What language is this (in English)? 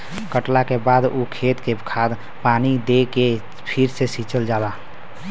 Bhojpuri